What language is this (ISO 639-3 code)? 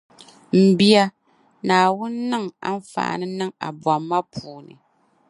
dag